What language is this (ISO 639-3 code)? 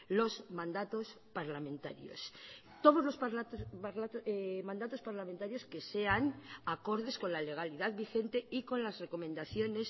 spa